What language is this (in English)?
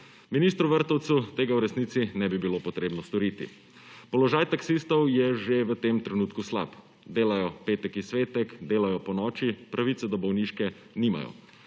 Slovenian